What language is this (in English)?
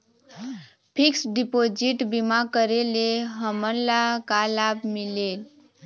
Chhattisgarhi